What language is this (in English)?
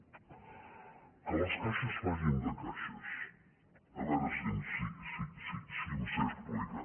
Catalan